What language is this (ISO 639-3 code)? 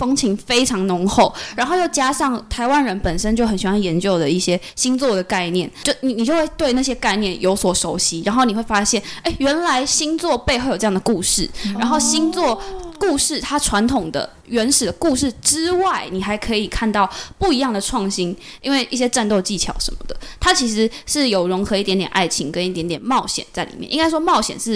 zho